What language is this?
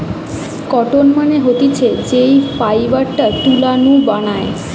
Bangla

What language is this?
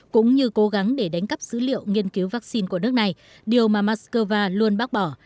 Vietnamese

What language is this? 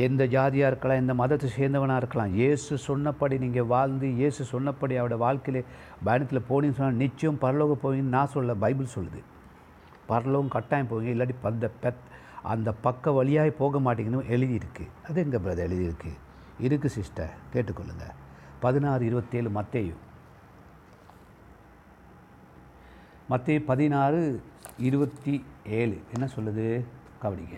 Tamil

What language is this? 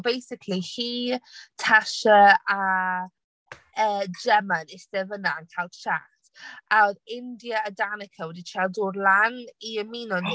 Welsh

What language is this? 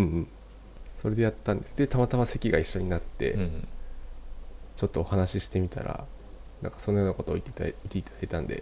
Japanese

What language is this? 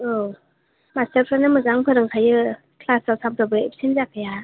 Bodo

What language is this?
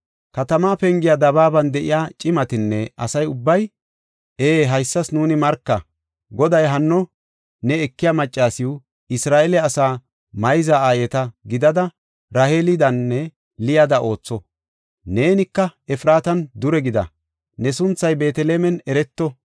Gofa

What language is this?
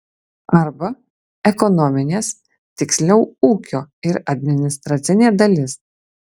Lithuanian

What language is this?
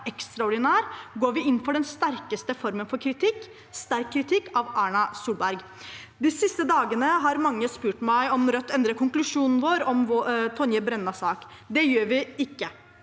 Norwegian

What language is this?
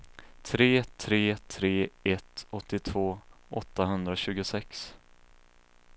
Swedish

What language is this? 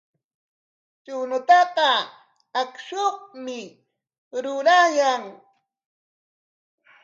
Corongo Ancash Quechua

